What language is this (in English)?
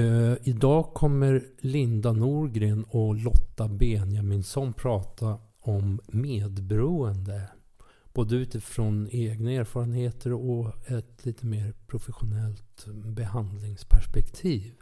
Swedish